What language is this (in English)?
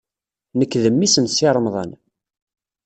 Kabyle